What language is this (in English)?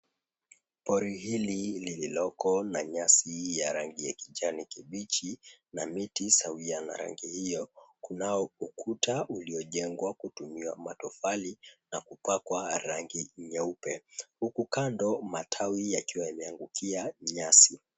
Swahili